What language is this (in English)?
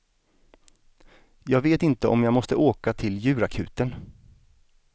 Swedish